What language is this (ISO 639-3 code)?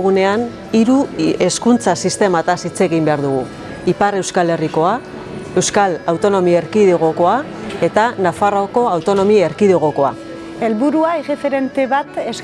eus